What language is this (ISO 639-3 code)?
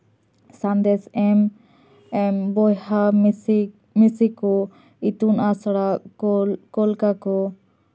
sat